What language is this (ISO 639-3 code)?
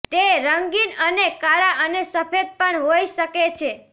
guj